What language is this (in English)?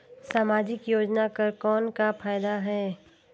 Chhattisgarhi